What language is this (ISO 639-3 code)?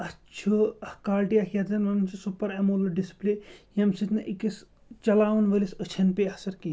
kas